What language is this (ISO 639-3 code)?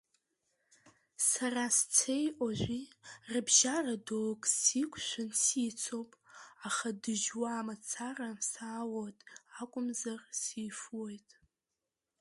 abk